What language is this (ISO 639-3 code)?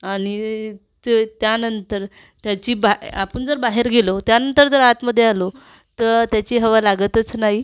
mar